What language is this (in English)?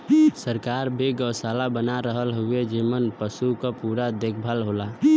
Bhojpuri